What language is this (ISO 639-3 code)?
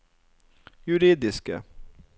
nor